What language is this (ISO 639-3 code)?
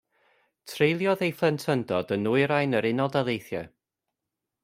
cym